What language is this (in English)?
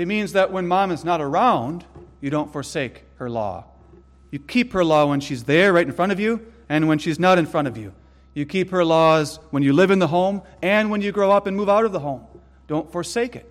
English